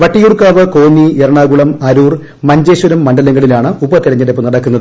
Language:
Malayalam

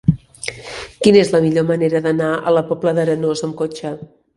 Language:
Catalan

